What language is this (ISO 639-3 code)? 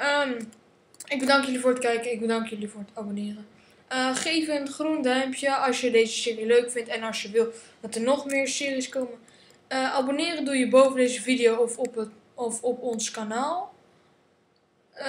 nld